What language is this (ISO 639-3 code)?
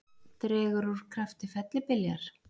isl